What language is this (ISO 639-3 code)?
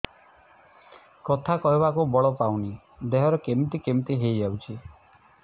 ori